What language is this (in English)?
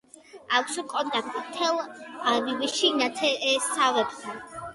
Georgian